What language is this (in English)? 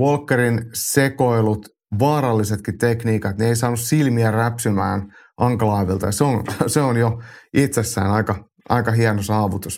Finnish